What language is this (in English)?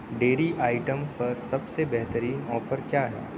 Urdu